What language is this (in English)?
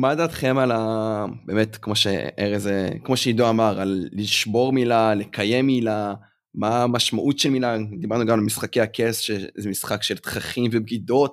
Hebrew